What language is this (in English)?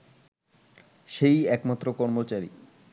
Bangla